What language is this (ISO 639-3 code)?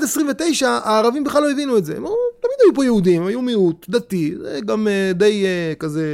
heb